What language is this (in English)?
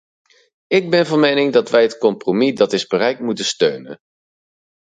Dutch